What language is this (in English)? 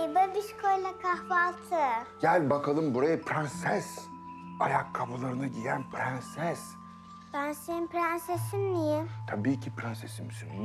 Turkish